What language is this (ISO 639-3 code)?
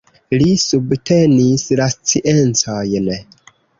epo